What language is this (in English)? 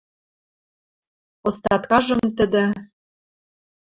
Western Mari